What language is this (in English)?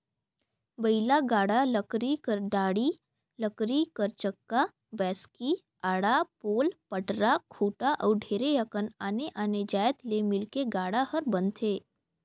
Chhattisgarhi